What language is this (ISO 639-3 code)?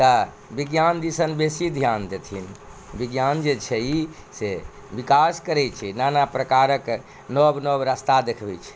mai